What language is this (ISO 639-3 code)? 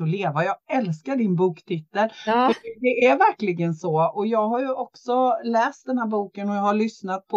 swe